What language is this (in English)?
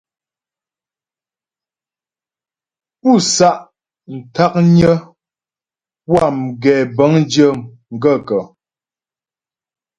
Ghomala